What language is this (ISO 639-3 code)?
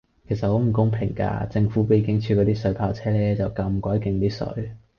yue